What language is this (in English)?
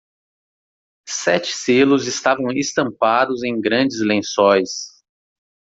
Portuguese